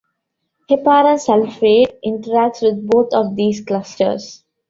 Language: English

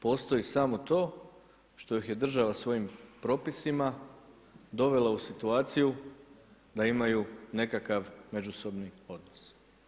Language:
Croatian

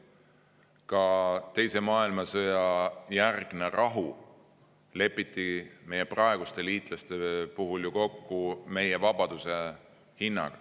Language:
Estonian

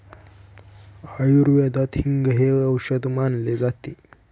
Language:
Marathi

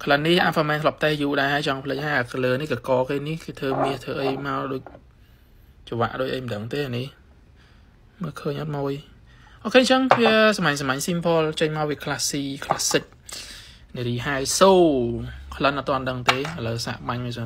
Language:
Thai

